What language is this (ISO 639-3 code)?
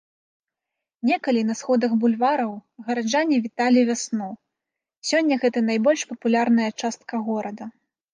bel